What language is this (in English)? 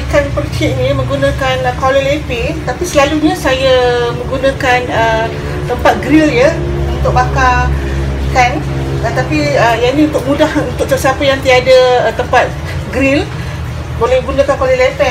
Malay